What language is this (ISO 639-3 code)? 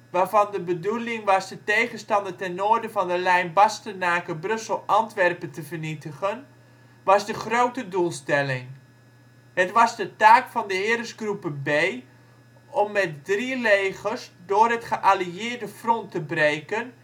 nld